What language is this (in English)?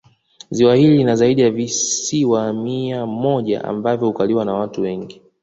Swahili